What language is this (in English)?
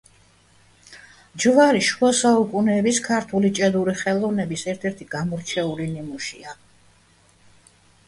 Georgian